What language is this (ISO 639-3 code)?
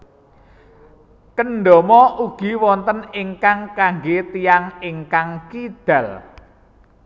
jav